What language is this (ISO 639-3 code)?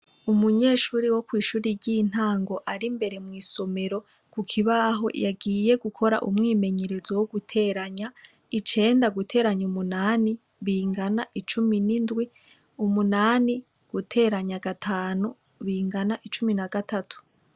run